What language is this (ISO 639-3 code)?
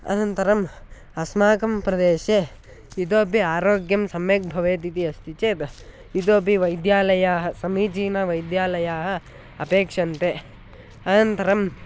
san